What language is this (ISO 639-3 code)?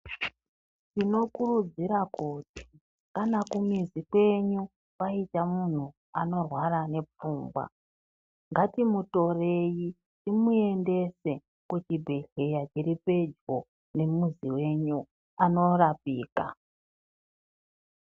ndc